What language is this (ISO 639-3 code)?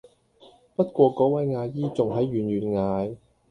yue